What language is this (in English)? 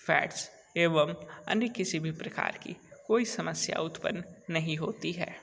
Hindi